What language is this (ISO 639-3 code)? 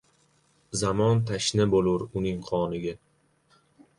uzb